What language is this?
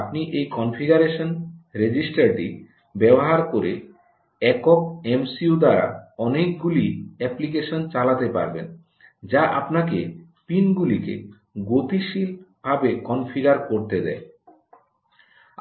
Bangla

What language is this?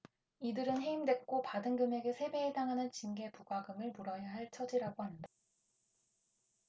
Korean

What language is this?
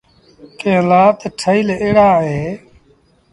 Sindhi Bhil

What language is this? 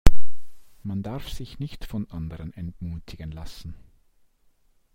German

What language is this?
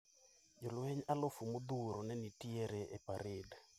Luo (Kenya and Tanzania)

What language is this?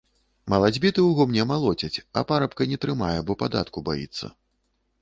Belarusian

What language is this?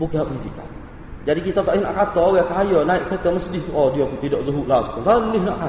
Malay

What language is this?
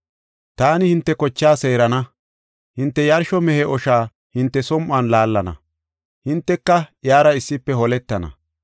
Gofa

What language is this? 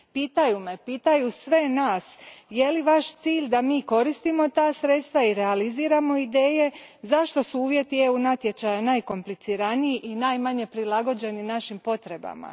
Croatian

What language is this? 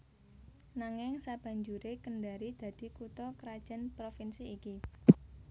Javanese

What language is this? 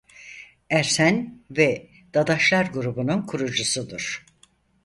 Turkish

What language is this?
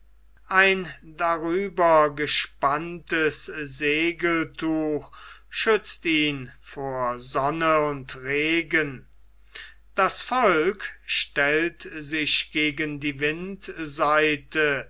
German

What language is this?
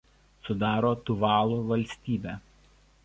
Lithuanian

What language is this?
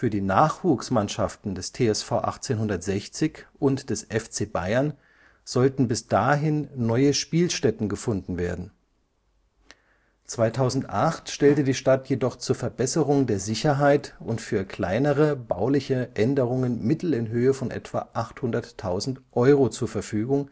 German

